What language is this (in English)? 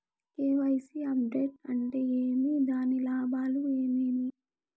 Telugu